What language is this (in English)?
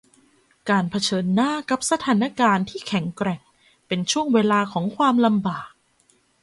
Thai